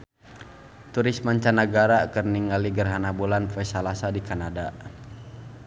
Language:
Sundanese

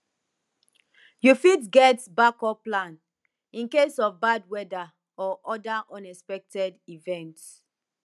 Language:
Nigerian Pidgin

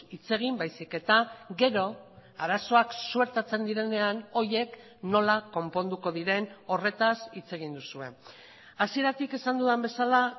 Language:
Basque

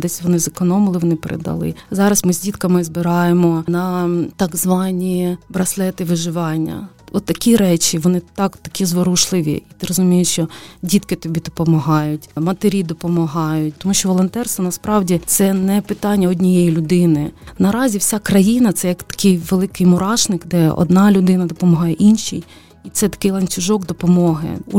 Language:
Ukrainian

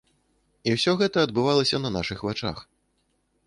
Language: Belarusian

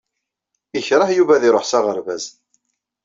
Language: Kabyle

